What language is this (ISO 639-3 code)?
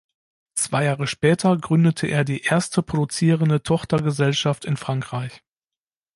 deu